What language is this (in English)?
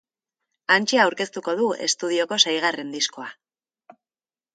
Basque